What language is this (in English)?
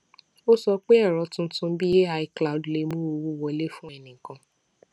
Yoruba